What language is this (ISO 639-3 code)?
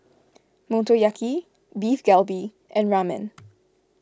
eng